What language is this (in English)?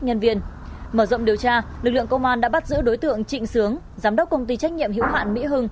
Vietnamese